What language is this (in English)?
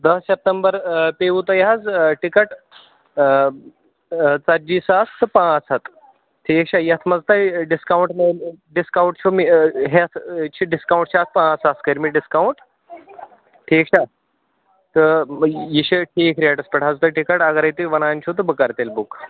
Kashmiri